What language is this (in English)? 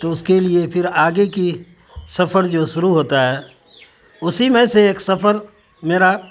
Urdu